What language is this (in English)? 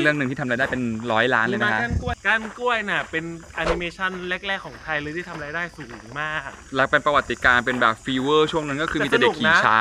Thai